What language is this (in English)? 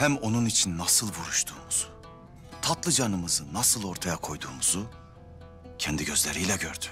Turkish